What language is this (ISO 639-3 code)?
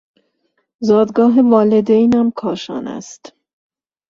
fas